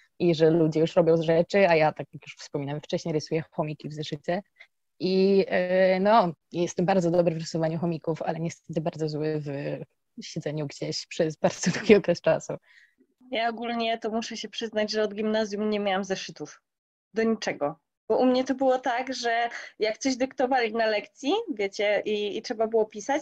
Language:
Polish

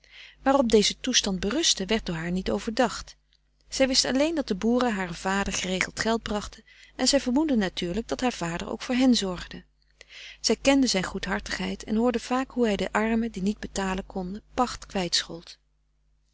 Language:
Dutch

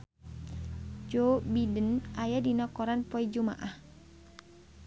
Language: Sundanese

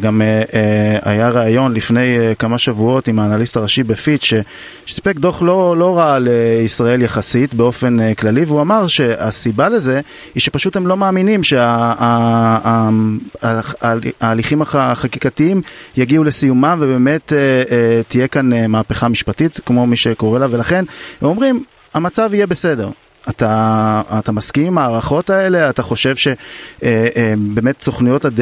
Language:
Hebrew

